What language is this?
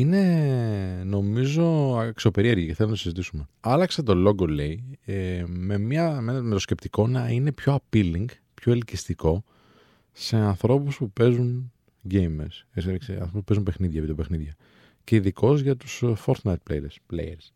Greek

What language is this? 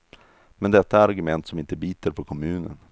Swedish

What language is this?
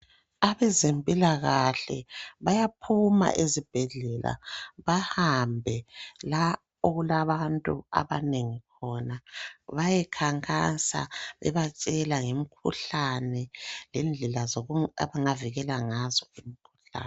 North Ndebele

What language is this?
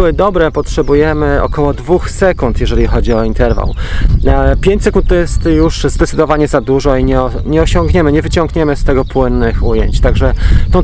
Polish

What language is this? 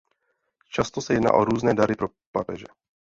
Czech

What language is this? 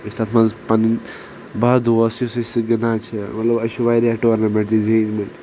Kashmiri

